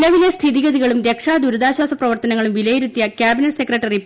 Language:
Malayalam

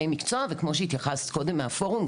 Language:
Hebrew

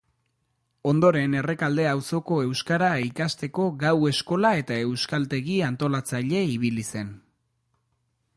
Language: Basque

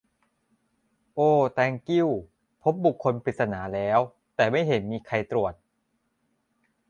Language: Thai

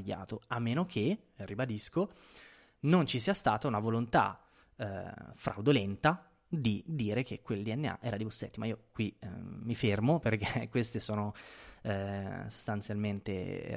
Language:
Italian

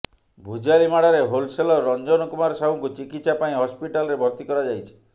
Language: Odia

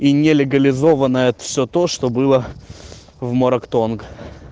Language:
Russian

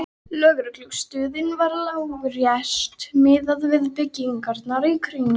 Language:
Icelandic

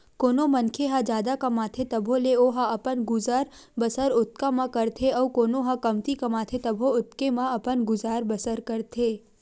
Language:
Chhattisgarhi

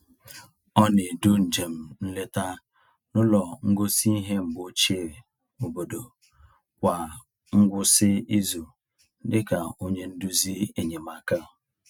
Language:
Igbo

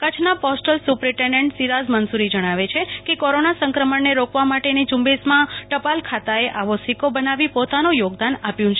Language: Gujarati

